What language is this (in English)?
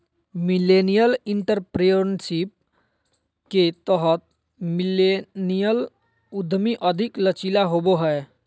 Magahi